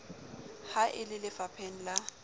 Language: Southern Sotho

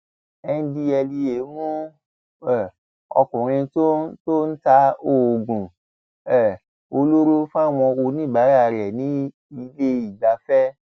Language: Yoruba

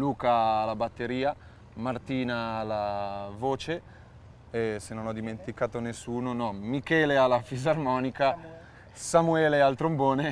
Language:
Italian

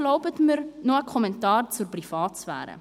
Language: Swiss German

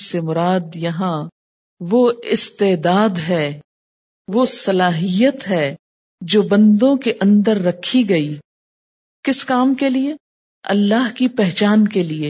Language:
Urdu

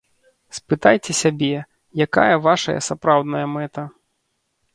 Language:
Belarusian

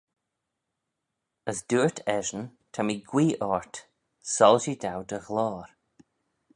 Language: Manx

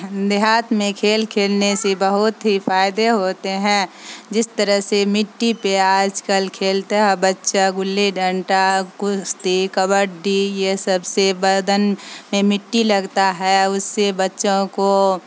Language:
Urdu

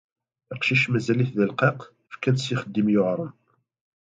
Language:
Kabyle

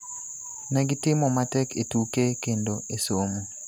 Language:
Luo (Kenya and Tanzania)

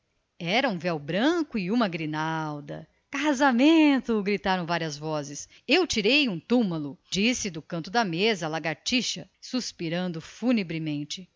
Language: Portuguese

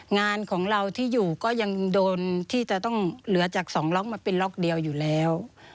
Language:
Thai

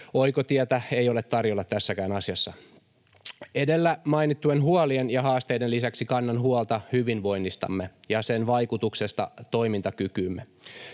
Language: Finnish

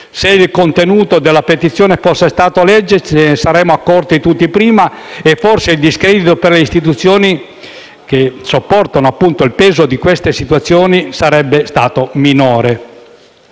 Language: Italian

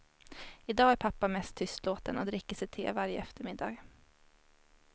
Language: Swedish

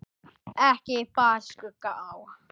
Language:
Icelandic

